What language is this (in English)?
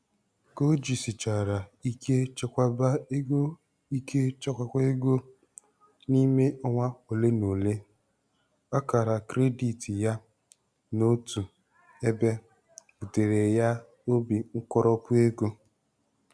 Igbo